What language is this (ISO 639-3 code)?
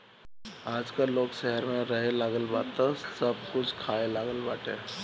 bho